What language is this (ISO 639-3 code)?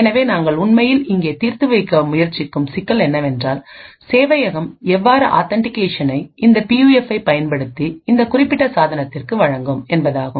tam